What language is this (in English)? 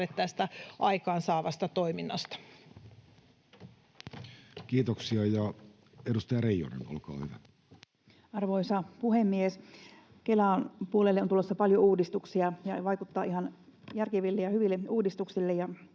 Finnish